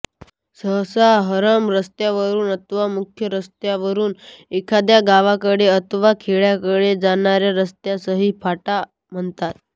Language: Marathi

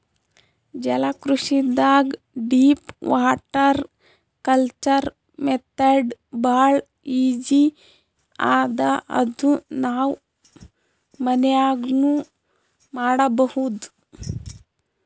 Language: Kannada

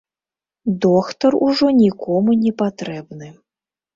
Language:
Belarusian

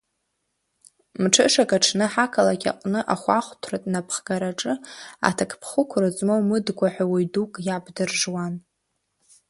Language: Abkhazian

